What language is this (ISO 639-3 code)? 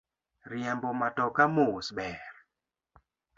luo